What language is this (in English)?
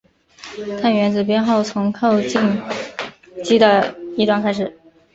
Chinese